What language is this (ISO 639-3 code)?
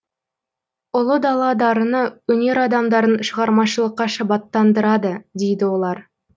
kaz